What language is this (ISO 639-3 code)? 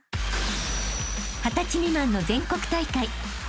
jpn